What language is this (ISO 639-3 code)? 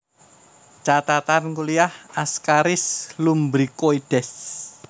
jav